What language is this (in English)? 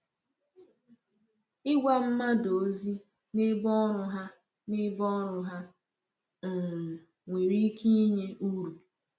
Igbo